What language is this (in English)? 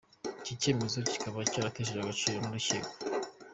Kinyarwanda